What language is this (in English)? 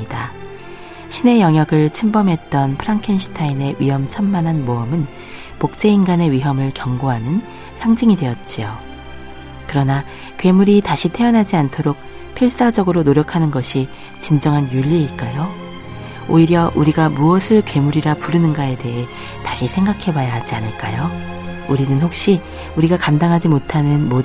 Korean